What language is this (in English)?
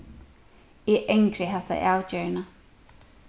Faroese